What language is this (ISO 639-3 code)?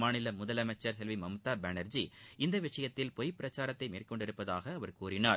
tam